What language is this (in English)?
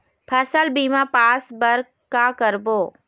Chhattisgarhi